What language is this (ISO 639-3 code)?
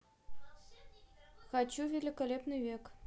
rus